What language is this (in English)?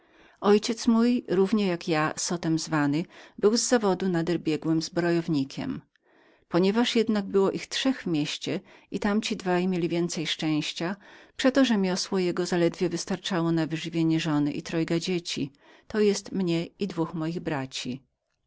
Polish